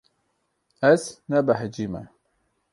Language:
Kurdish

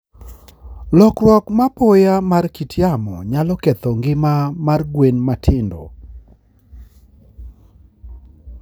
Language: Luo (Kenya and Tanzania)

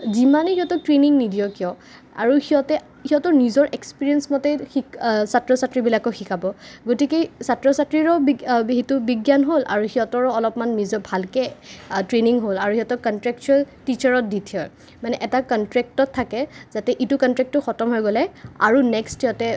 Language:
Assamese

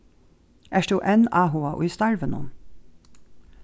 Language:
Faroese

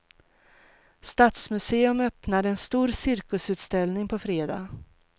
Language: Swedish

